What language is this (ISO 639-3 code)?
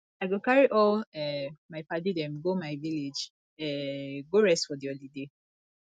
pcm